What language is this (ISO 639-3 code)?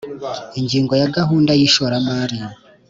kin